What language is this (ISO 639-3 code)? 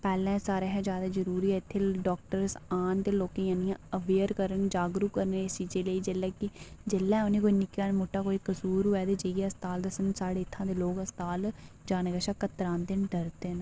doi